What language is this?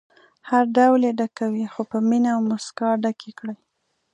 Pashto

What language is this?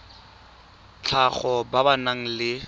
Tswana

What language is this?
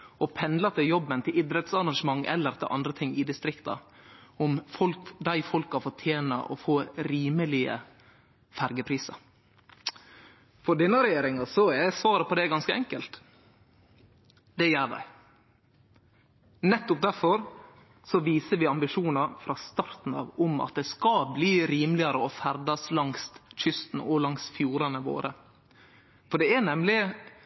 Norwegian Nynorsk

